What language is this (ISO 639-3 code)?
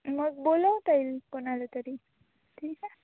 mar